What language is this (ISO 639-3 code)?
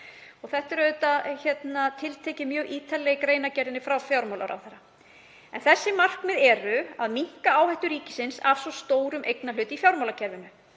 isl